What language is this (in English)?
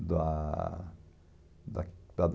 Portuguese